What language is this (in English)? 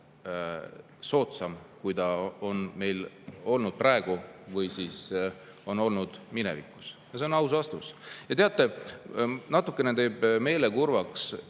Estonian